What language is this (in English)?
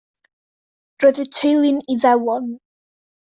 Welsh